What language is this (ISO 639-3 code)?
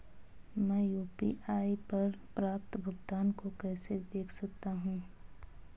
hin